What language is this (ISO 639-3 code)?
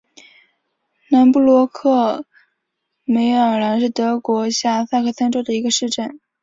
zho